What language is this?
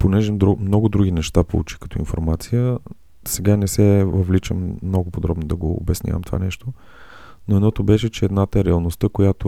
Bulgarian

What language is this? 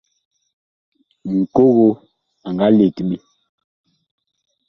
Bakoko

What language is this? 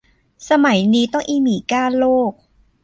Thai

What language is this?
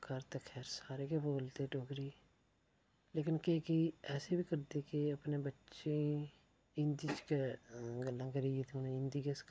Dogri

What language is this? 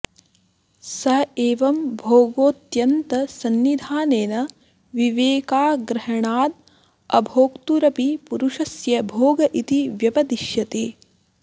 Sanskrit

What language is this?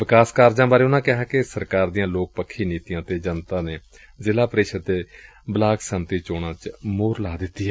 Punjabi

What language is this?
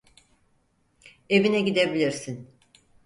Turkish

